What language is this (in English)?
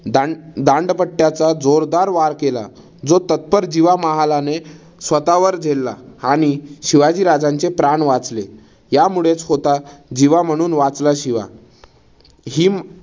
Marathi